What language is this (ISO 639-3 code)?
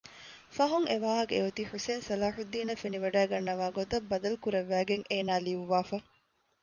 div